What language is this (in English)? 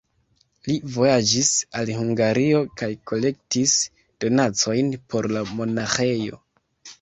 Esperanto